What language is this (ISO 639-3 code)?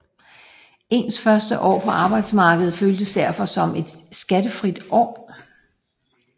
dan